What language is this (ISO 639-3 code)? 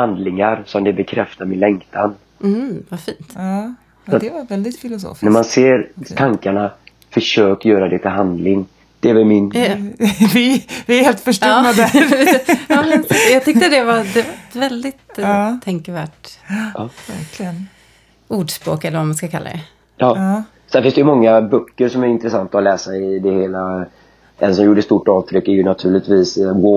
swe